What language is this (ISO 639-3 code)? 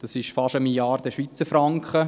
gsw